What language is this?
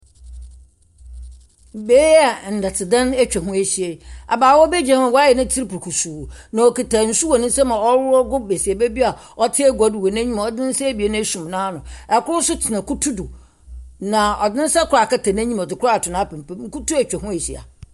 Akan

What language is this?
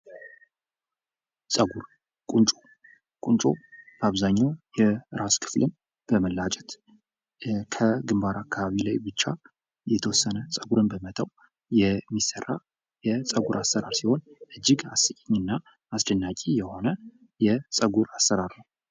Amharic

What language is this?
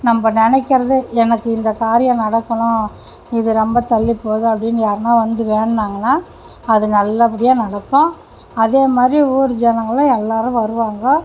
Tamil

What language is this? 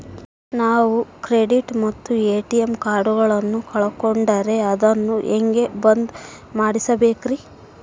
Kannada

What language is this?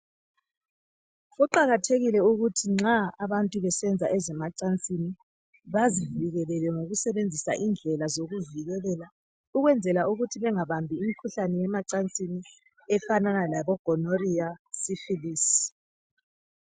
North Ndebele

